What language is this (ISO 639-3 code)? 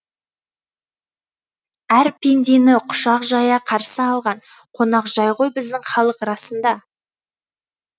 kaz